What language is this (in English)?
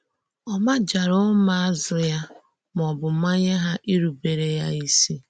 Igbo